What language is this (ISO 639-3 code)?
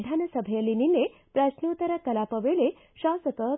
kan